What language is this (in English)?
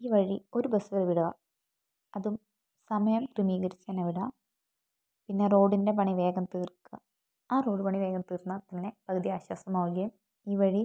Malayalam